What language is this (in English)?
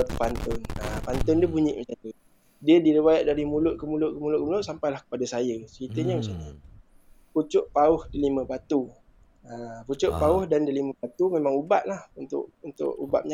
Malay